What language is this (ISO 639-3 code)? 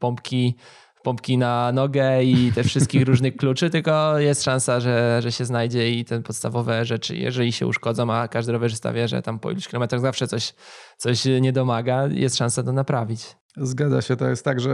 pol